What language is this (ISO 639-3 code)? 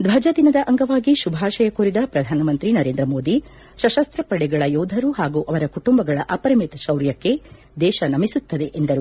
kan